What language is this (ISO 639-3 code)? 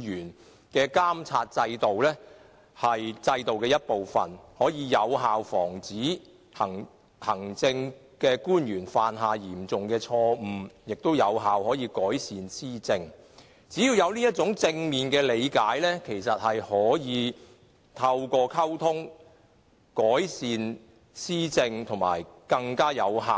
yue